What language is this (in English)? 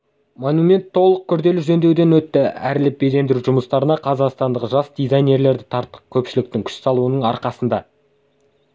Kazakh